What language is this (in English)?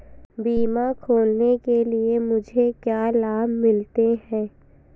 Hindi